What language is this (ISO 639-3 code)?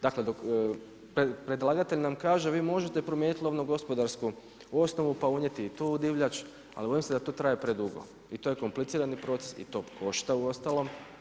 hrv